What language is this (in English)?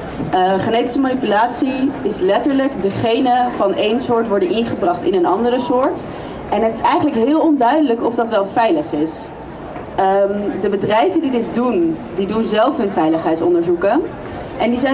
Dutch